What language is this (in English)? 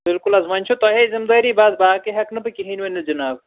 Kashmiri